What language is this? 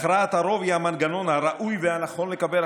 Hebrew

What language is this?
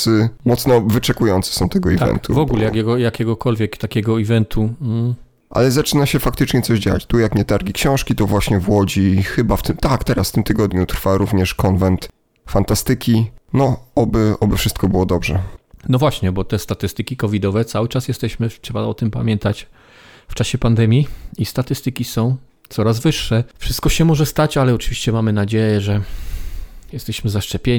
Polish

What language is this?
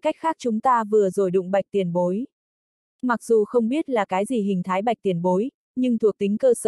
Vietnamese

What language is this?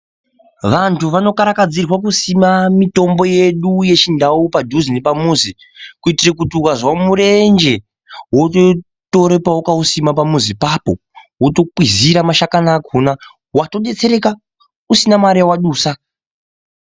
Ndau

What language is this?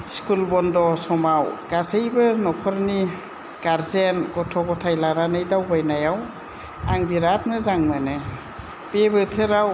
Bodo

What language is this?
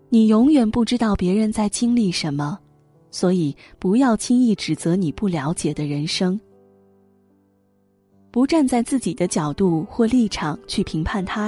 Chinese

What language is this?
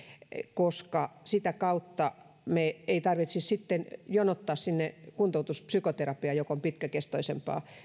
Finnish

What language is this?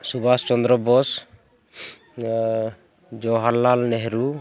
Santali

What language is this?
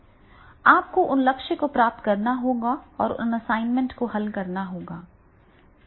Hindi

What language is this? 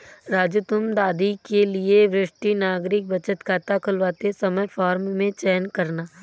Hindi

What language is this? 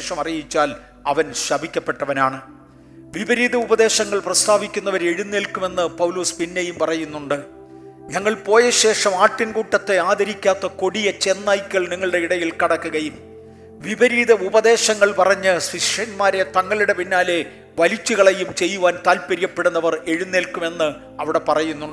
Malayalam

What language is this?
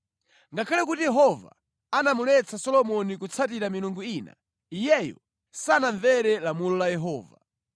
Nyanja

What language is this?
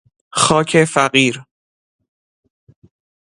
Persian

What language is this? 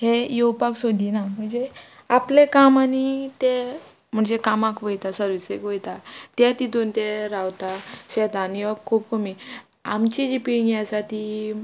Konkani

